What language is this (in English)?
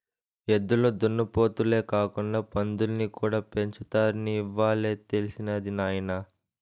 Telugu